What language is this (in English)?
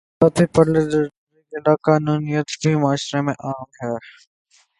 Urdu